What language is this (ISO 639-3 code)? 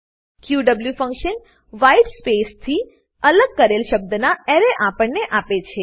guj